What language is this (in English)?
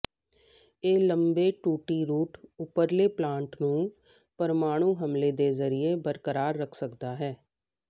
Punjabi